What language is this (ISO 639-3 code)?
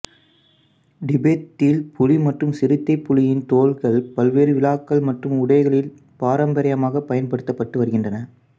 tam